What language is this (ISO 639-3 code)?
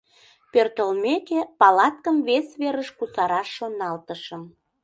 chm